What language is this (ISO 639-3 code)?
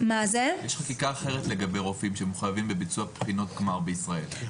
heb